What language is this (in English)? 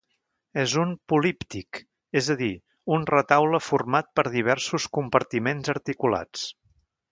Catalan